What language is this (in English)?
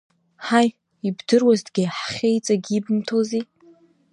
Abkhazian